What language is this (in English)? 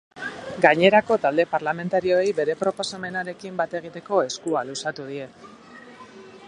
Basque